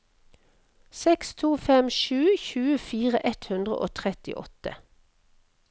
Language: Norwegian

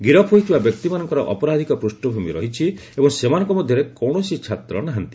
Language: Odia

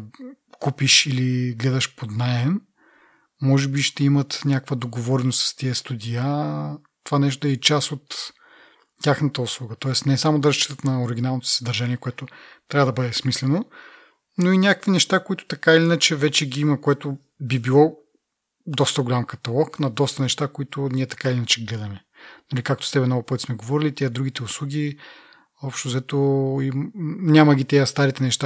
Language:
Bulgarian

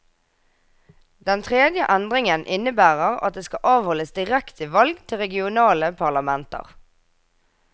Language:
Norwegian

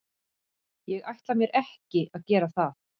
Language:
Icelandic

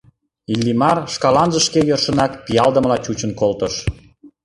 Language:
Mari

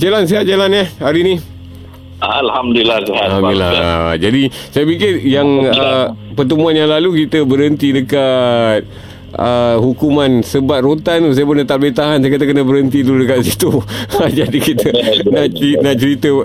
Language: Malay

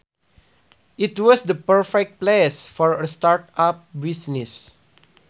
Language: Sundanese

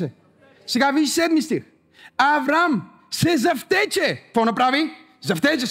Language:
Bulgarian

